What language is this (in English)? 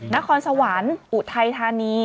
Thai